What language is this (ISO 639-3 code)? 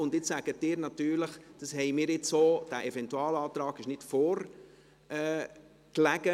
gsw